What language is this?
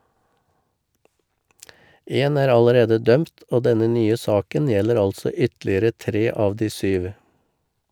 Norwegian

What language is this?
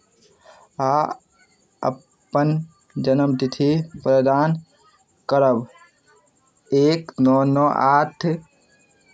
Maithili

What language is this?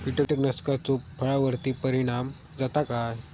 Marathi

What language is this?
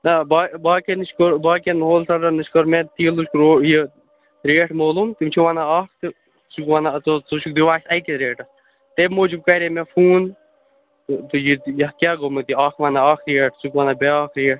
Kashmiri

